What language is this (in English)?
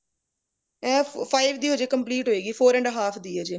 Punjabi